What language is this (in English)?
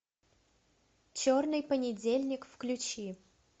Russian